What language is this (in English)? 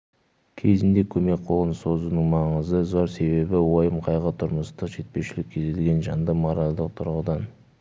Kazakh